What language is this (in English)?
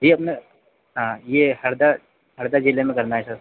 Hindi